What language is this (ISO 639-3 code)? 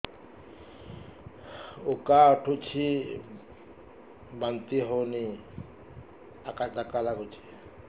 ori